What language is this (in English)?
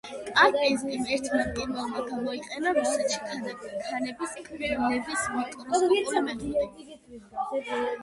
Georgian